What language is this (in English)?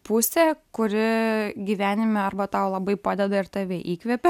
Lithuanian